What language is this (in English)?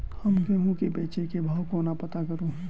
Maithili